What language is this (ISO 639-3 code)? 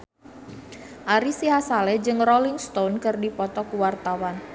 sun